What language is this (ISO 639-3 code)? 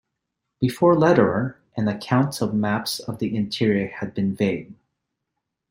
eng